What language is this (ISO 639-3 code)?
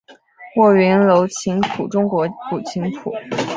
zho